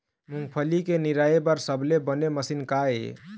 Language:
Chhattisgarhi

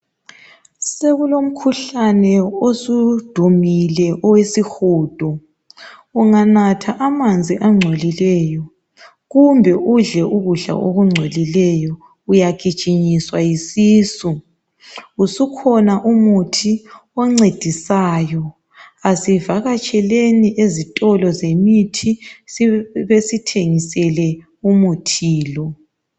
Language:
North Ndebele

